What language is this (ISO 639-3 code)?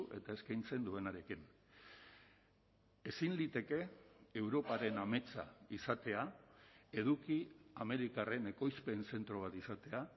eus